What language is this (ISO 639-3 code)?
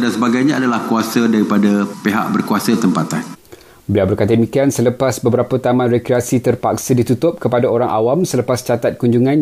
msa